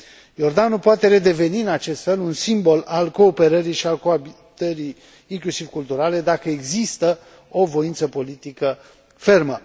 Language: Romanian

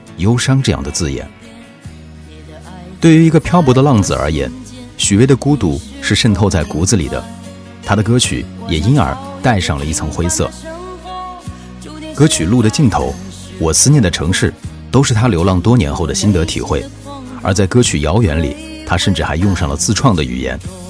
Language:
Chinese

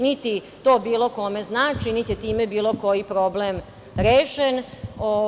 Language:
Serbian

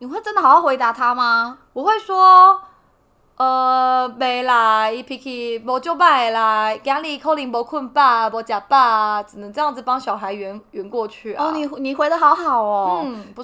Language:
Chinese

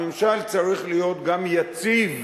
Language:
Hebrew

